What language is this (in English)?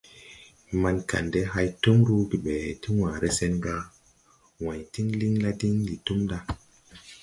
Tupuri